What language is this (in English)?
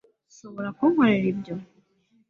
Kinyarwanda